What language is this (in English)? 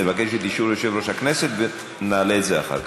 Hebrew